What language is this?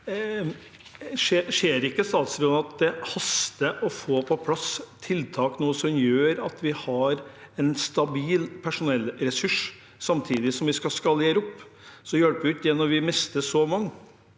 Norwegian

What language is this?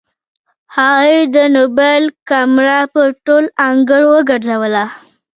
Pashto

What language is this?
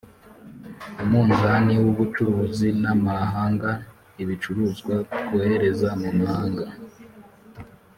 Kinyarwanda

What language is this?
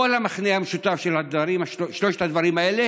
Hebrew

